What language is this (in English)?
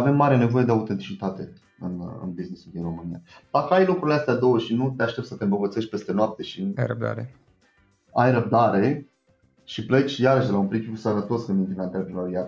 Romanian